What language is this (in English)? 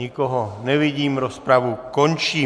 Czech